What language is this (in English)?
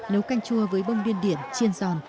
Vietnamese